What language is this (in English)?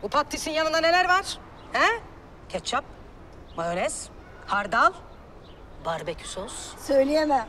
Turkish